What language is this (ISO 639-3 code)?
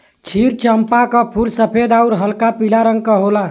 bho